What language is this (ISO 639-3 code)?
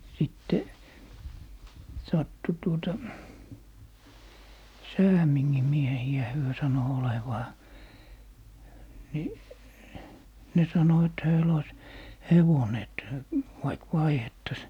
fin